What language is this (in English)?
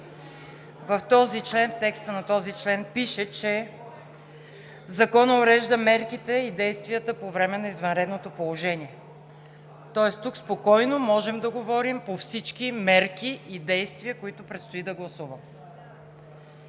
Bulgarian